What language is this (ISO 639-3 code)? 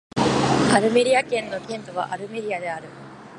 jpn